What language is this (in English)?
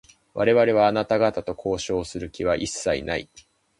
Japanese